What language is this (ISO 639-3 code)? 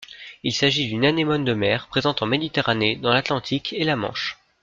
fra